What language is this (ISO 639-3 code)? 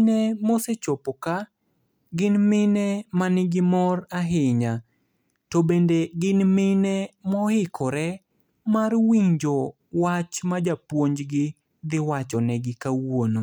luo